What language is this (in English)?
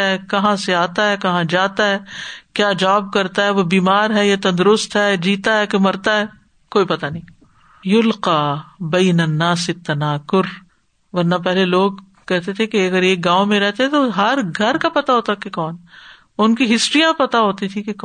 Urdu